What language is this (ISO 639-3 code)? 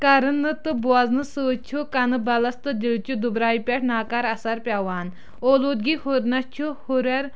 kas